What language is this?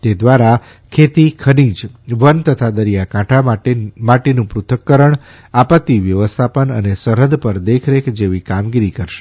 Gujarati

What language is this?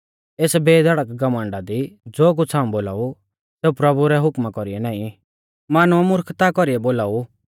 Mahasu Pahari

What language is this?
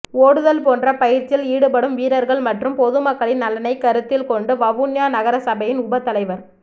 Tamil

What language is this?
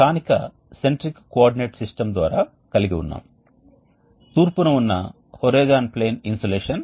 Telugu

